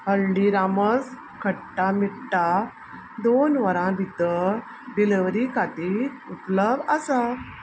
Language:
Konkani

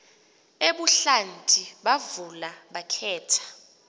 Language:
Xhosa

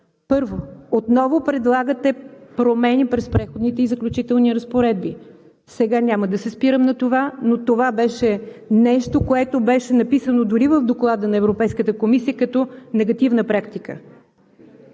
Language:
Bulgarian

